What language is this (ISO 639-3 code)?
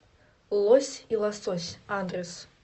rus